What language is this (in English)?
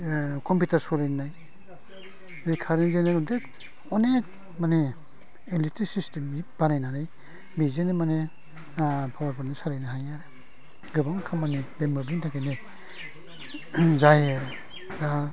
Bodo